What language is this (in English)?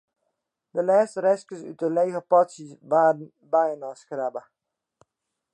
Western Frisian